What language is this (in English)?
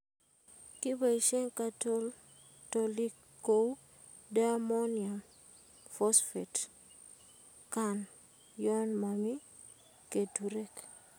Kalenjin